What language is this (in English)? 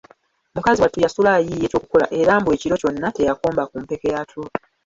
Ganda